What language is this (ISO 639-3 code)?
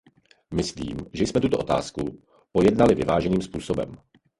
ces